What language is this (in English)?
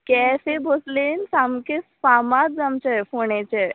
Konkani